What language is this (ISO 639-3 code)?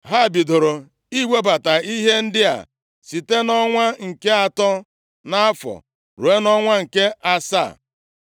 ibo